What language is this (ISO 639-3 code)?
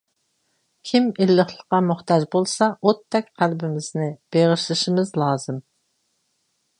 uig